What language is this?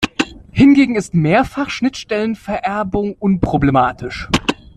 German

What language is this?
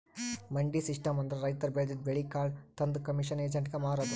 Kannada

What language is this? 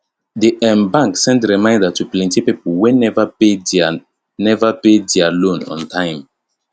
Nigerian Pidgin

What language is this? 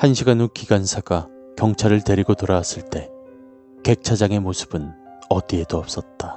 Korean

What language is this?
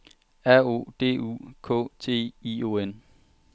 Danish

